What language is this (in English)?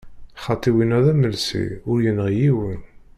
Kabyle